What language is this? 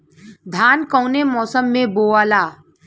Bhojpuri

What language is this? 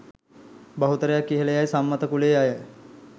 Sinhala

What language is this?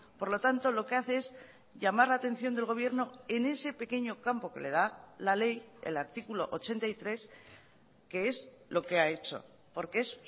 Spanish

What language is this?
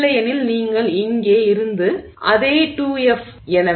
Tamil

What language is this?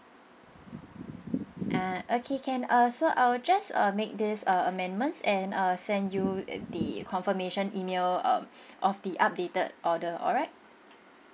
English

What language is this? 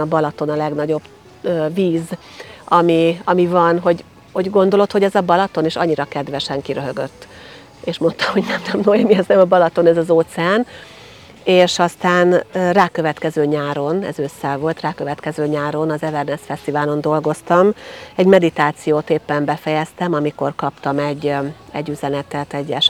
Hungarian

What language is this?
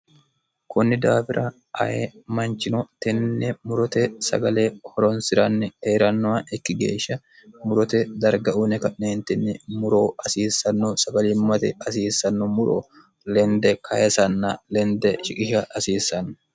Sidamo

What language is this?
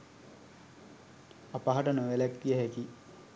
Sinhala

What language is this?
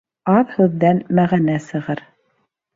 Bashkir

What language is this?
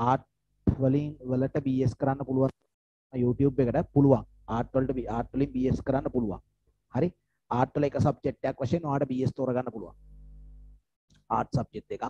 Indonesian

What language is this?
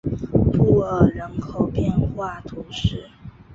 Chinese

